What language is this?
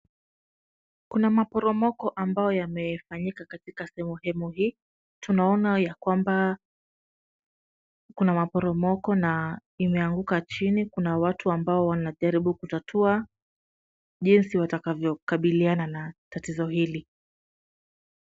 Swahili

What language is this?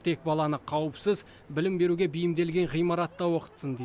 Kazakh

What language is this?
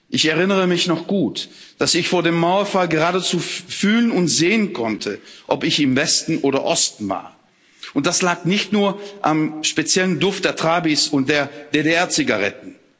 German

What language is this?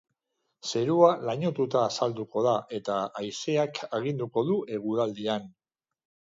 Basque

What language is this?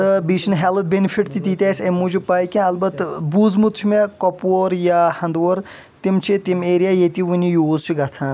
Kashmiri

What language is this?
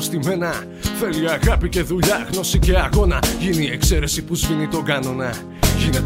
Greek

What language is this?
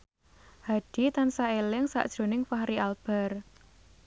Javanese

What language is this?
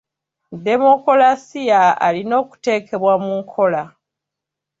Ganda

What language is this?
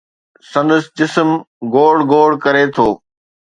Sindhi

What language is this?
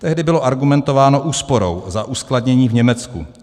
Czech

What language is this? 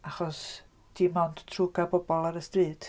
Welsh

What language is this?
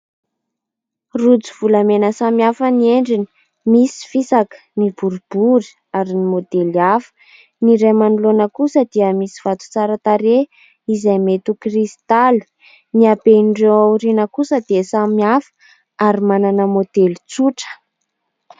Malagasy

